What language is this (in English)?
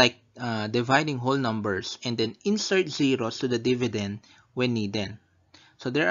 Filipino